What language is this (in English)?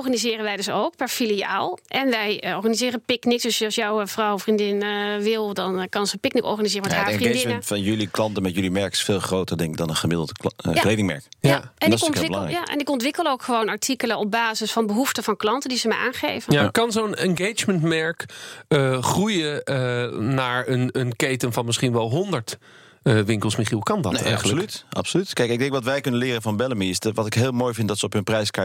Dutch